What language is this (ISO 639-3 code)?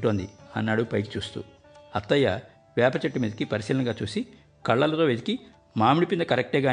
tel